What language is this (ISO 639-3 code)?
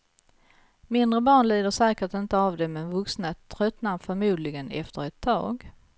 swe